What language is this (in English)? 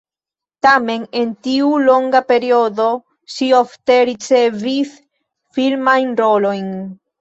Esperanto